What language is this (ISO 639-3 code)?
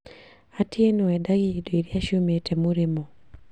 kik